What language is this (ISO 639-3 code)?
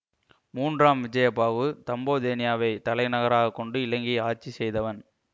tam